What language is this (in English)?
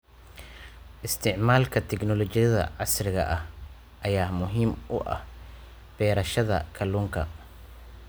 Somali